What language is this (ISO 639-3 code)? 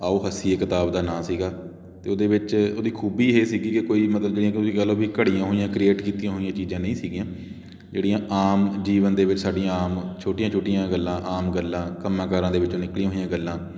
pan